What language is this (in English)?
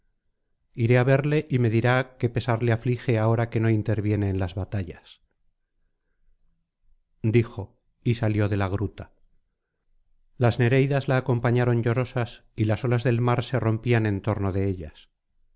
Spanish